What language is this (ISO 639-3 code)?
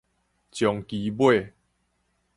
nan